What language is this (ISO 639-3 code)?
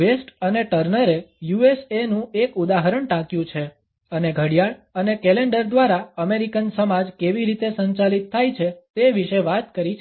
guj